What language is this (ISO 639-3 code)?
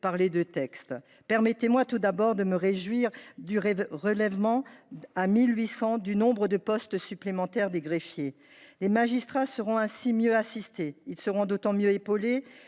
fra